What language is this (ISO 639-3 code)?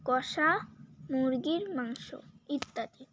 ben